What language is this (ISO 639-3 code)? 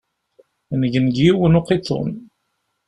kab